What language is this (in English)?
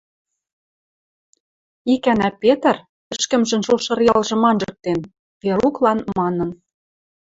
Western Mari